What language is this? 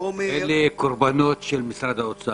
Hebrew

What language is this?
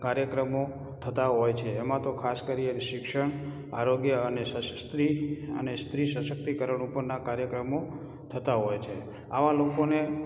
Gujarati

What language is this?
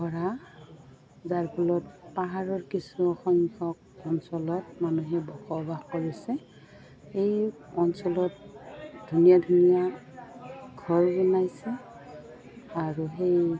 Assamese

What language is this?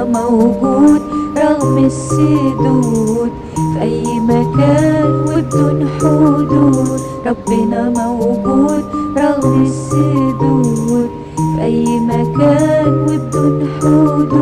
Vietnamese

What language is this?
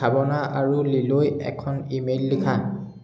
Assamese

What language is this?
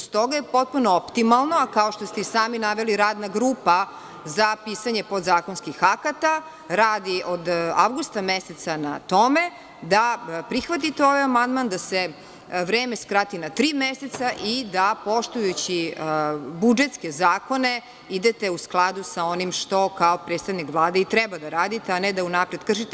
Serbian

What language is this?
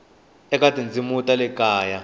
Tsonga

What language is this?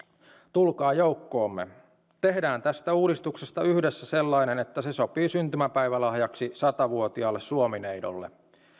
Finnish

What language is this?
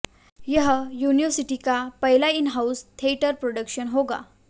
Hindi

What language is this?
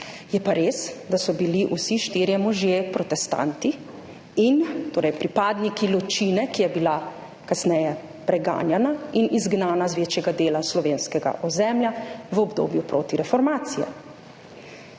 Slovenian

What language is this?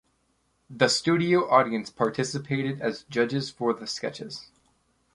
English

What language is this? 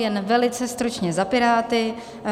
Czech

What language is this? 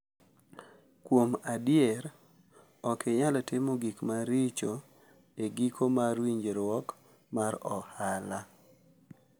Luo (Kenya and Tanzania)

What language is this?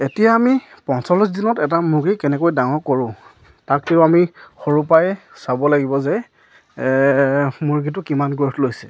Assamese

